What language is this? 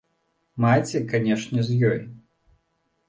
Belarusian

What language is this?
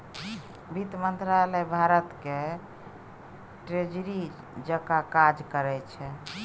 Maithili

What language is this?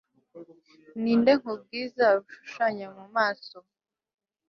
Kinyarwanda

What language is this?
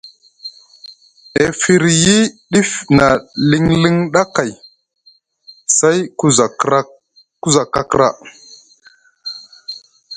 Musgu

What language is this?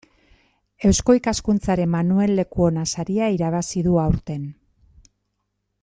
Basque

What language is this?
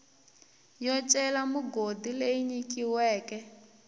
Tsonga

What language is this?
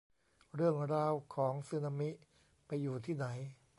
Thai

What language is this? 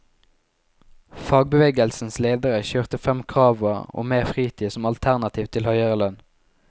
Norwegian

